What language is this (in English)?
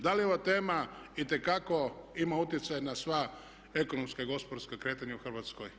Croatian